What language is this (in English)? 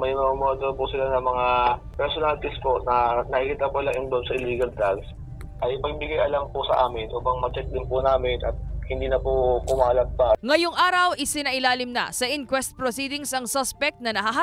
Filipino